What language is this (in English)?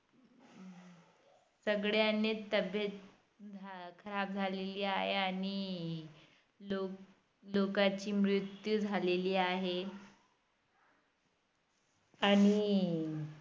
Marathi